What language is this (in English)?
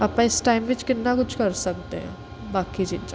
Punjabi